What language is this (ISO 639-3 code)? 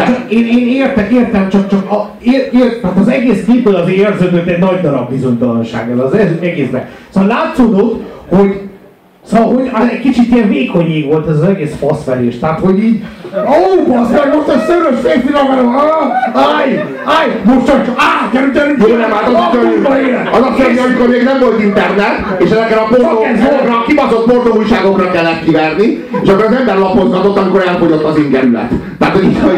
hun